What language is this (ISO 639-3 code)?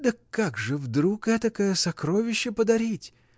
rus